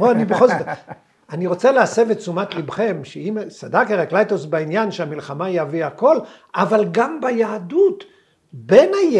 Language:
Hebrew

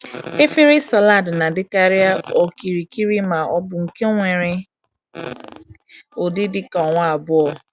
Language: Igbo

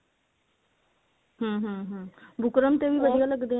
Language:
Punjabi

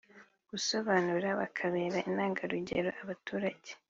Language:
Kinyarwanda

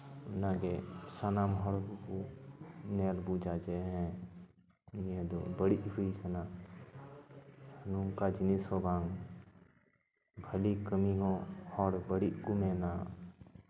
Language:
Santali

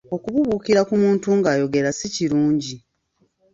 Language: Ganda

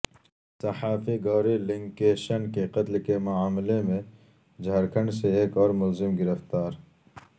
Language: Urdu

